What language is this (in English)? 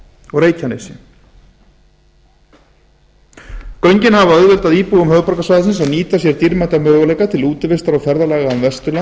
Icelandic